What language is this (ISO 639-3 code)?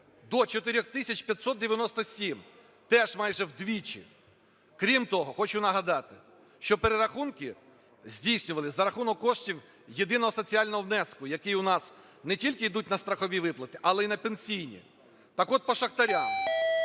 ukr